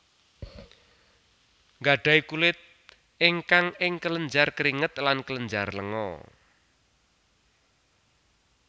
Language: Javanese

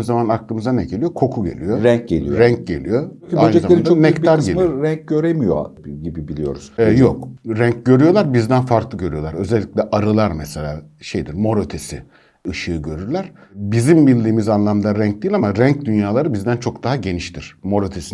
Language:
Turkish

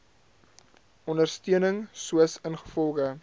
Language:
Afrikaans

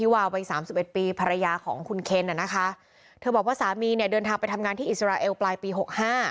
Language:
Thai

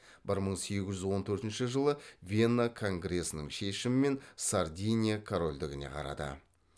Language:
Kazakh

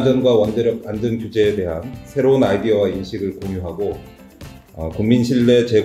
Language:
Korean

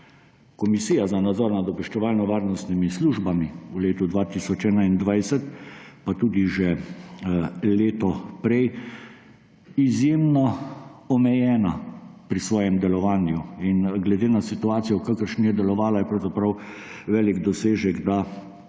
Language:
Slovenian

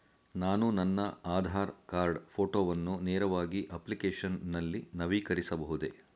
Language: Kannada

